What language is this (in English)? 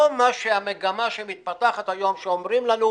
Hebrew